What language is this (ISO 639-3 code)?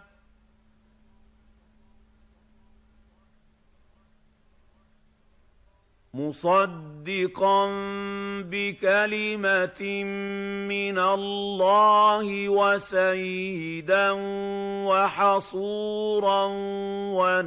ara